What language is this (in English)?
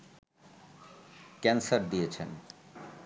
Bangla